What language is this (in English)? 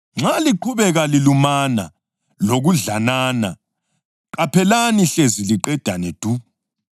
North Ndebele